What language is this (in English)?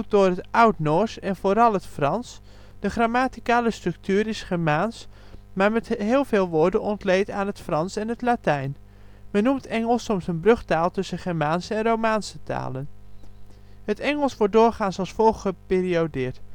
Dutch